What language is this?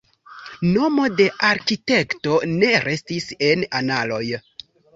Esperanto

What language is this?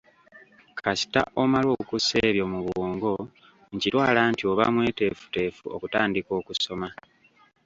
Ganda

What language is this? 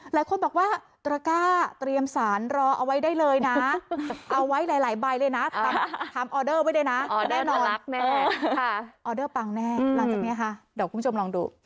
Thai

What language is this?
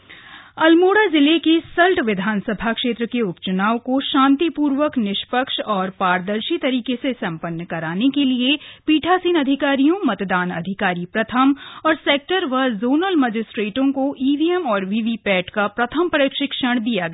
Hindi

